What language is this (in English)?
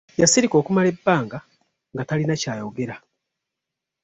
Ganda